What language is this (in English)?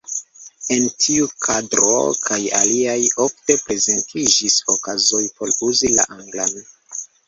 Esperanto